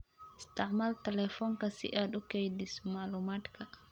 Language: Somali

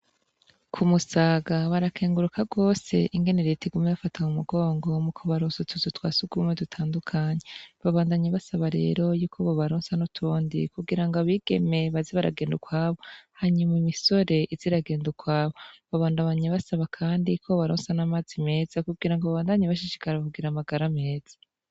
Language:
Rundi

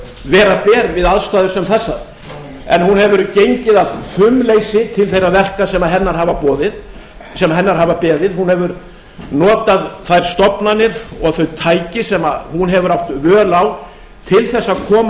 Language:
Icelandic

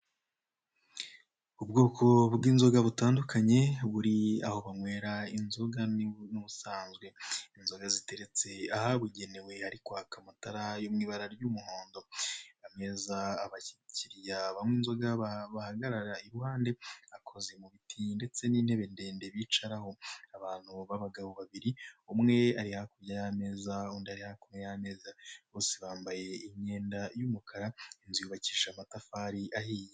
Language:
Kinyarwanda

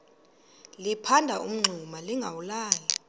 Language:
Xhosa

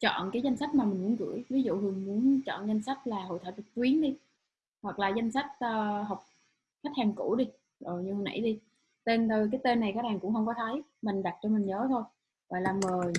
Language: Vietnamese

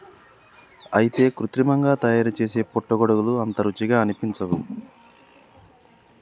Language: Telugu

